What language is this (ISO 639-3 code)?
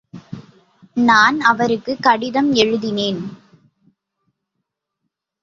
tam